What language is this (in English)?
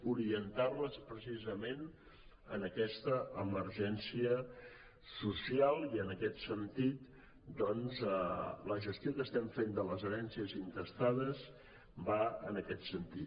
Catalan